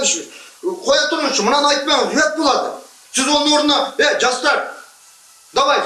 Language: Kazakh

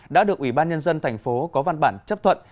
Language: Vietnamese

